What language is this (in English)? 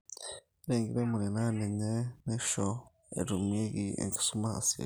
Masai